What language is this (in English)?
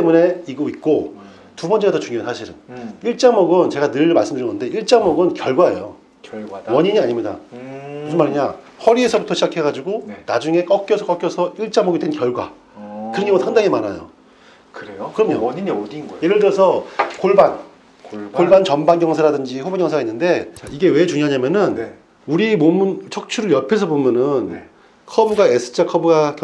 Korean